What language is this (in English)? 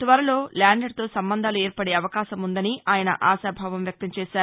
Telugu